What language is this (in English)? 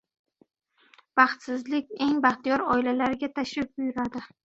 Uzbek